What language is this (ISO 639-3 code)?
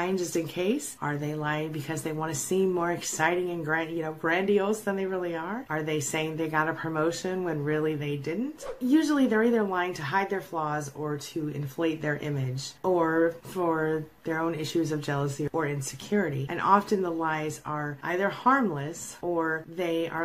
eng